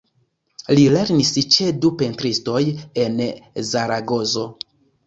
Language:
Esperanto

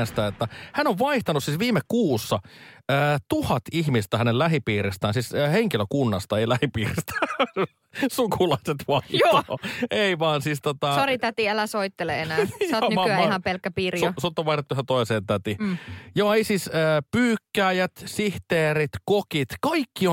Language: Finnish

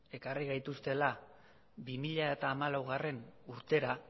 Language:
Basque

